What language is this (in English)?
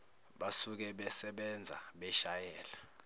Zulu